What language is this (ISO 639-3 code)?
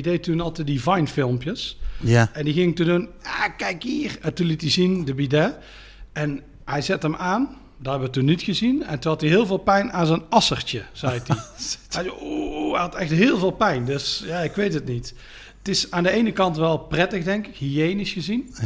nld